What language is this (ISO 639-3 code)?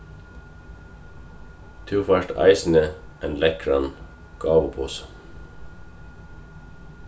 fao